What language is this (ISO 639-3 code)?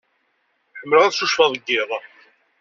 kab